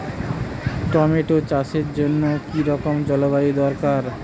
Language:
Bangla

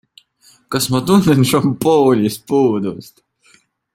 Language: Estonian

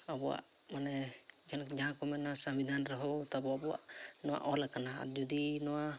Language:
Santali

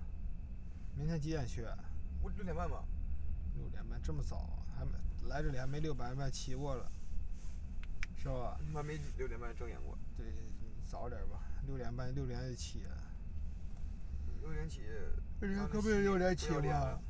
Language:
Chinese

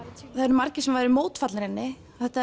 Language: Icelandic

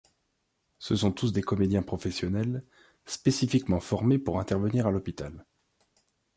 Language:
French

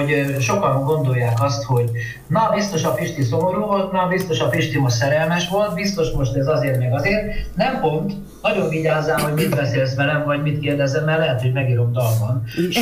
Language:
Hungarian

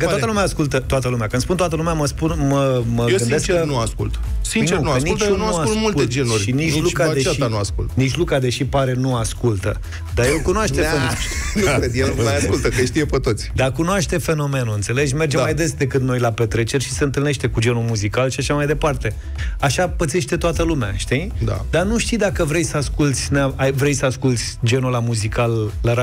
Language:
Romanian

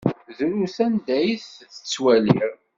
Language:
Kabyle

